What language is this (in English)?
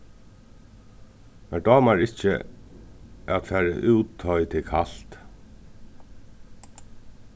Faroese